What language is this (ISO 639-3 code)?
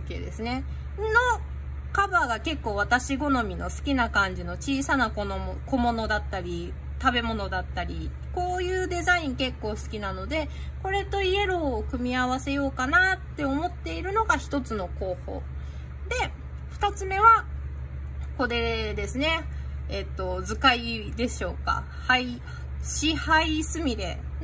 jpn